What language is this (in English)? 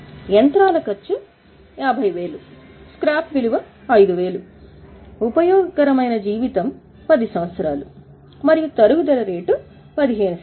Telugu